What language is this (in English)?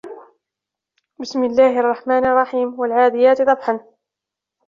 Arabic